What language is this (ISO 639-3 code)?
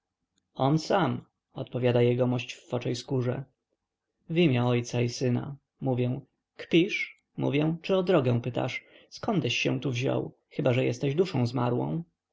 pol